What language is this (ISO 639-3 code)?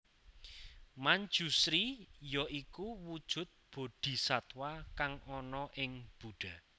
jav